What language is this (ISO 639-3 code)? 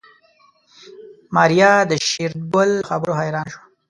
pus